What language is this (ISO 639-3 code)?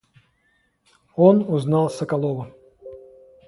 rus